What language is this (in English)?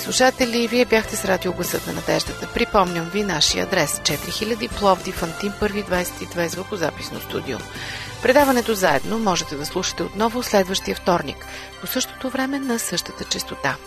Bulgarian